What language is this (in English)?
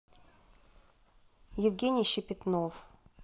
Russian